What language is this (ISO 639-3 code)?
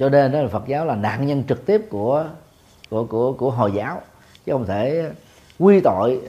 vie